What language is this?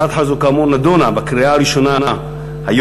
Hebrew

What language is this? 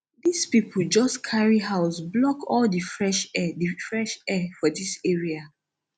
Nigerian Pidgin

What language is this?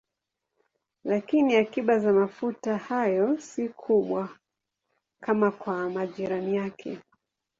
Swahili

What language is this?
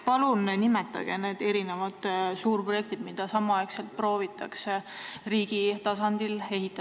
Estonian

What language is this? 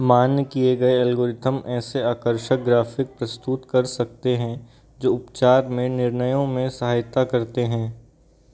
Hindi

